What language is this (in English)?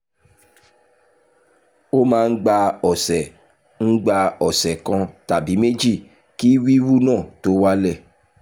Yoruba